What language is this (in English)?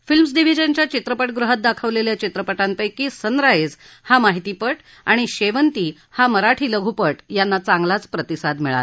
Marathi